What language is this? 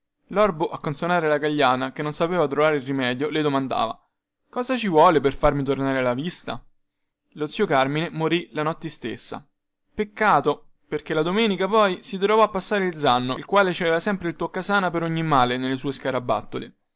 Italian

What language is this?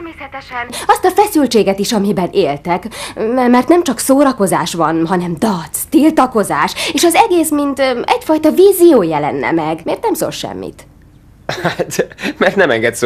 Hungarian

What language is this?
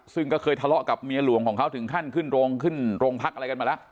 Thai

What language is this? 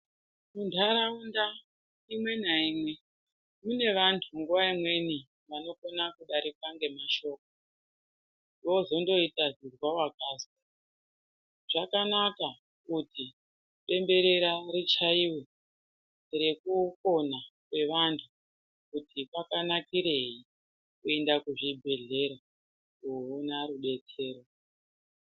Ndau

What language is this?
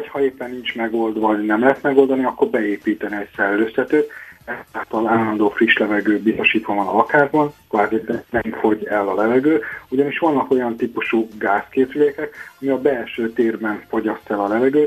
Hungarian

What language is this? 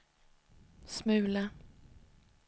Swedish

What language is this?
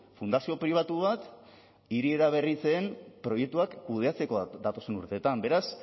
Basque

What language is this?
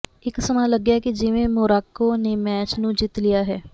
Punjabi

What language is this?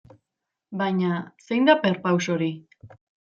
Basque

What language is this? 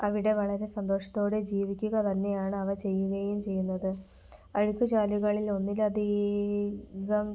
Malayalam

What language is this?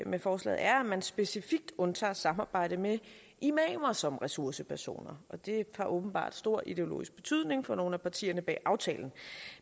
Danish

